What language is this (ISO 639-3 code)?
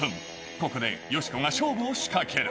jpn